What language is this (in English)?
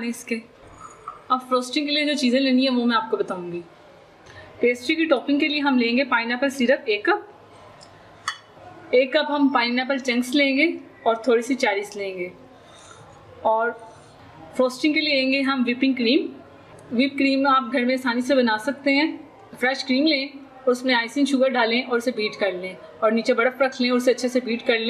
French